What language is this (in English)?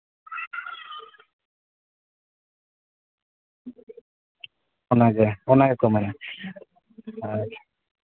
Santali